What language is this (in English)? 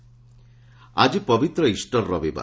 Odia